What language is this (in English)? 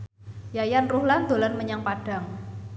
Javanese